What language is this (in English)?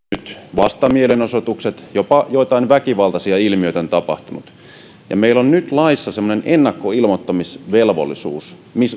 Finnish